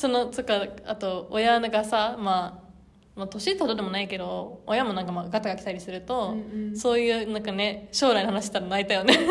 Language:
Japanese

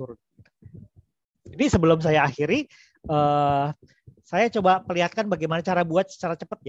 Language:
Indonesian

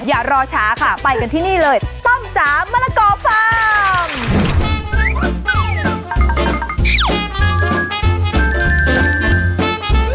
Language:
Thai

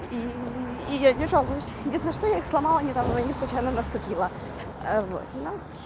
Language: Russian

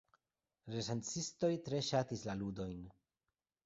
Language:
Esperanto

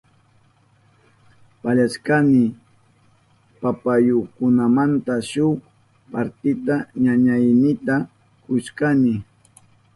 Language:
Southern Pastaza Quechua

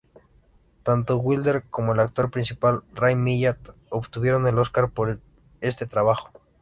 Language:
Spanish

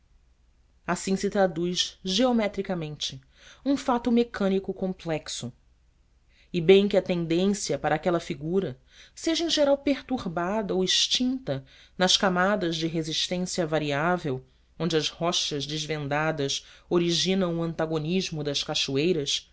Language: Portuguese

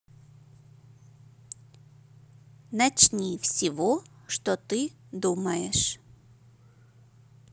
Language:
Russian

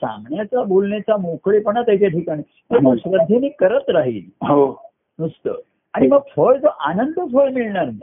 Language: Marathi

